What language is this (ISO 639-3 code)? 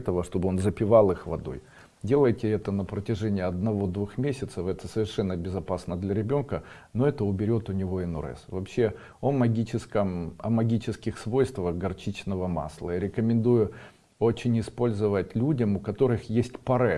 rus